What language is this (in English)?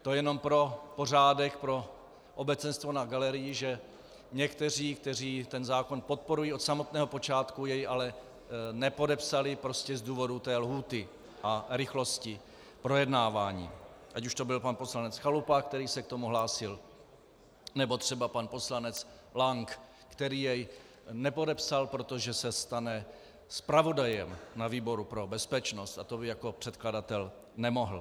Czech